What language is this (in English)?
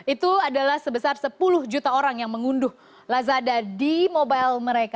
Indonesian